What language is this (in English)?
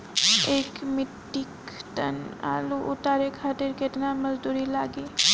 Bhojpuri